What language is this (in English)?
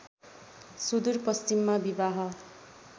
Nepali